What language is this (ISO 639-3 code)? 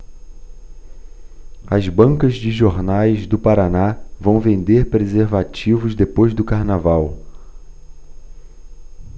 por